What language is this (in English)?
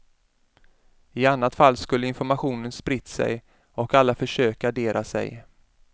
Swedish